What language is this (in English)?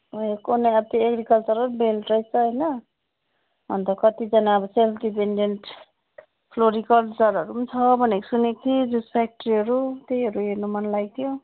Nepali